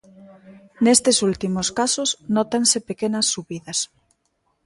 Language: Galician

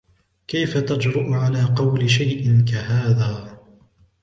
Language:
Arabic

